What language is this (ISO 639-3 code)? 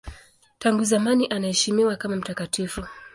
swa